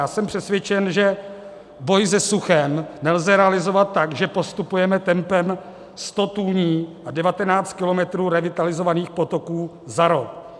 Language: Czech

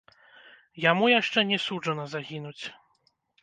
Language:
Belarusian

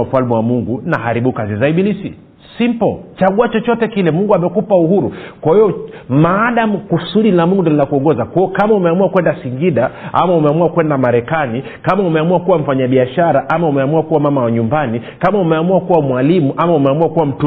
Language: Swahili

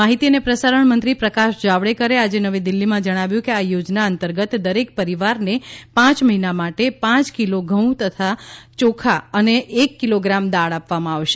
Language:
Gujarati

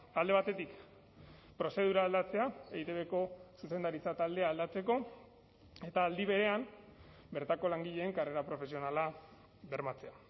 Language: Basque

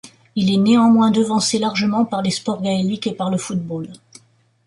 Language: French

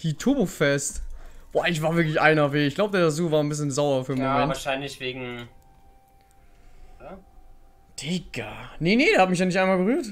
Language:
German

